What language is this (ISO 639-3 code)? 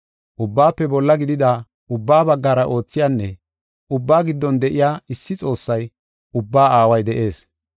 gof